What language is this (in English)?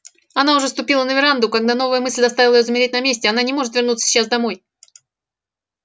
Russian